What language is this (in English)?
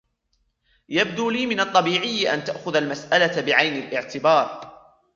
Arabic